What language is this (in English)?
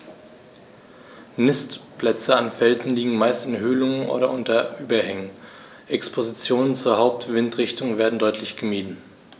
German